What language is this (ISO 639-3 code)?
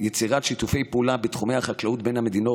heb